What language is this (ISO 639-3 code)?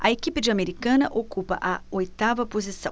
por